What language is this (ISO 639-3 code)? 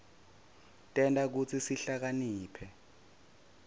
ssw